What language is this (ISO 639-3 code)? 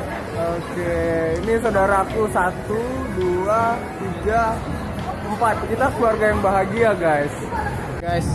ind